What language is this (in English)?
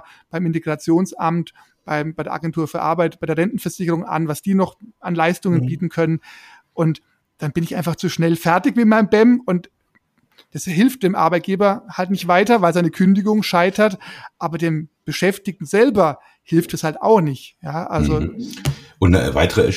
German